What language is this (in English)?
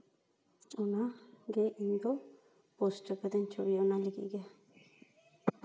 Santali